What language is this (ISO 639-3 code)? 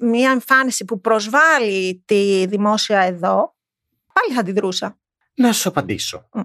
ell